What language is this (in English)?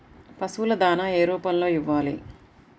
Telugu